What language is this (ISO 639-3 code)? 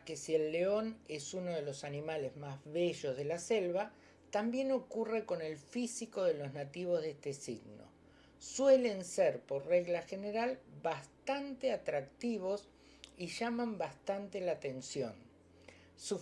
spa